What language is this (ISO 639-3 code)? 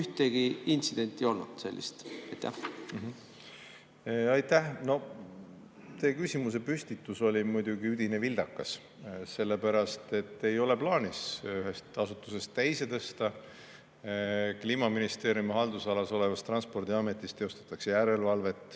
est